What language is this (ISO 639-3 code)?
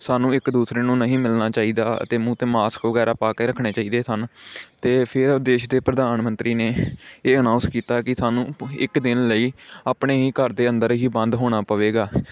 pan